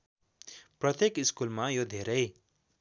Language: Nepali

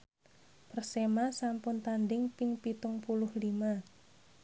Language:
Javanese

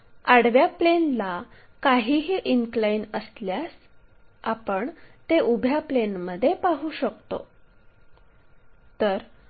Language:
Marathi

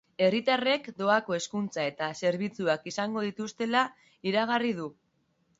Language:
Basque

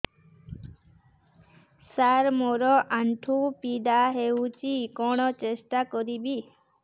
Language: Odia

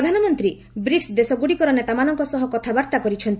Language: Odia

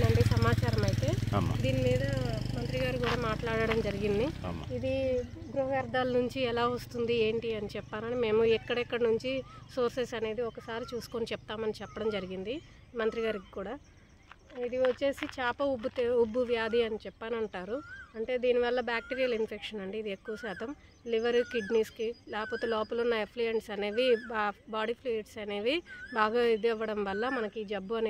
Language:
Telugu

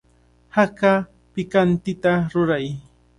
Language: Cajatambo North Lima Quechua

